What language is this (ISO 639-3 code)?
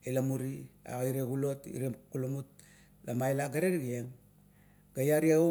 kto